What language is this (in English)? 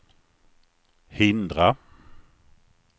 Swedish